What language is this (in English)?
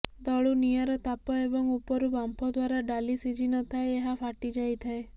Odia